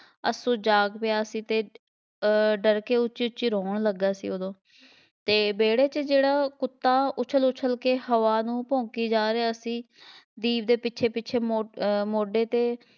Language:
Punjabi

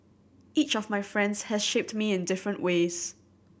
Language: English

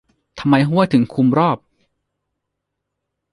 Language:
Thai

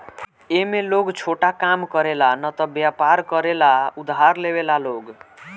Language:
Bhojpuri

